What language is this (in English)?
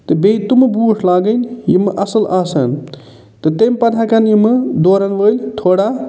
Kashmiri